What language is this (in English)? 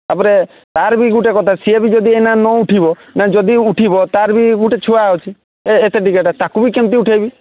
Odia